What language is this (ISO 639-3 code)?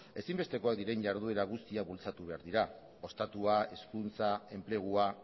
eus